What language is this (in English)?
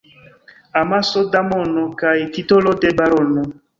Esperanto